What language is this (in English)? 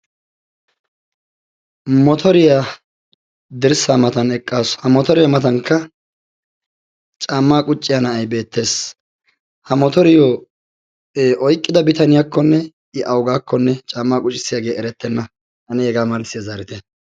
Wolaytta